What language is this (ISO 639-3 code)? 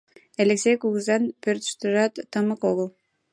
chm